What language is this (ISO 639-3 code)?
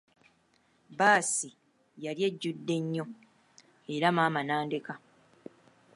lug